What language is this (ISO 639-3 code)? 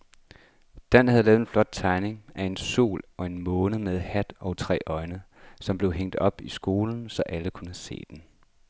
dan